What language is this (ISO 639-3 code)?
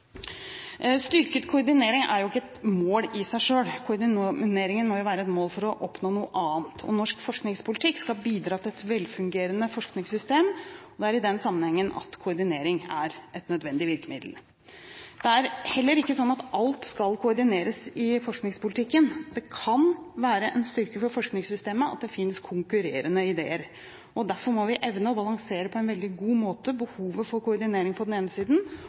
nob